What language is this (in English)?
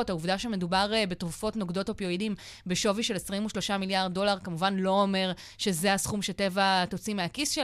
Hebrew